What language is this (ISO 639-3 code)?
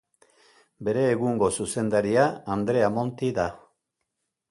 eus